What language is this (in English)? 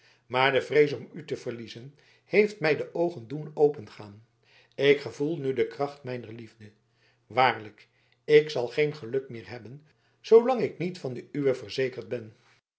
Dutch